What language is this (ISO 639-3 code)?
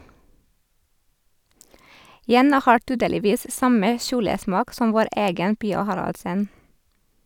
nor